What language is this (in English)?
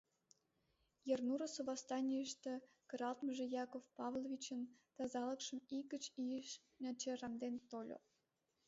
Mari